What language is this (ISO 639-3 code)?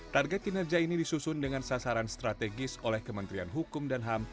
ind